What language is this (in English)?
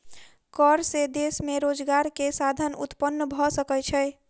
Maithili